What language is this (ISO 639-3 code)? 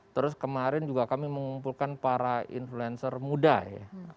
ind